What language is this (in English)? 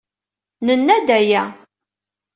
Kabyle